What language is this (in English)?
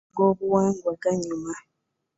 Ganda